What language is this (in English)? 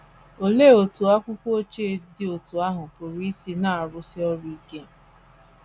Igbo